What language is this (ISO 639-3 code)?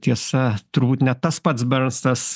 lit